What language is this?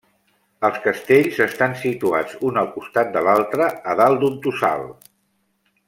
Catalan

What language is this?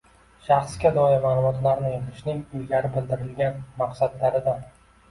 Uzbek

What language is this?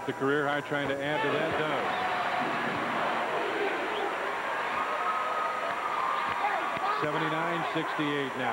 English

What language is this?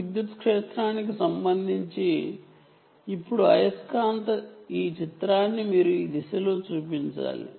Telugu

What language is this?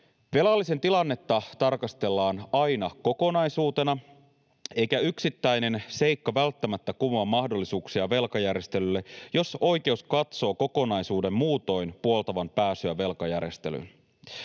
Finnish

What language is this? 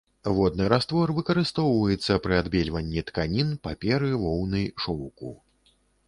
Belarusian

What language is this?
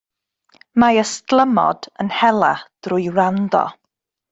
Welsh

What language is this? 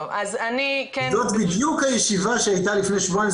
Hebrew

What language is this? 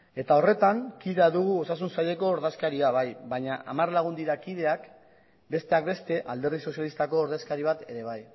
Basque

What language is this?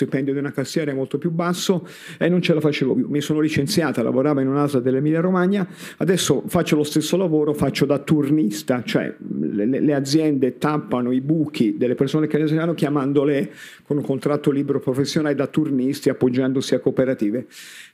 Italian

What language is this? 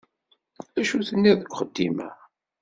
Kabyle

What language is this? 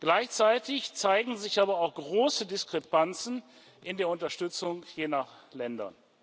German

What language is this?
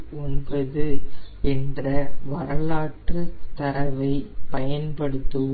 Tamil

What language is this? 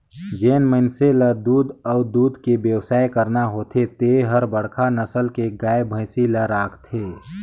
Chhattisgarhi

